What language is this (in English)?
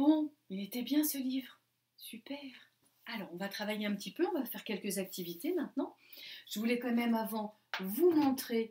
French